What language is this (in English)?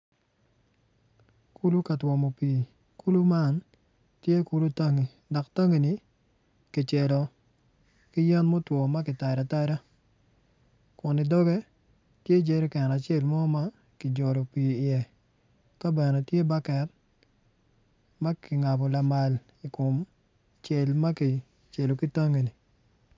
Acoli